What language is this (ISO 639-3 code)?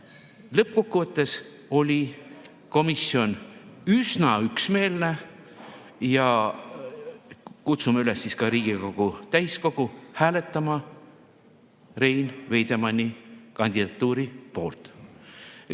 est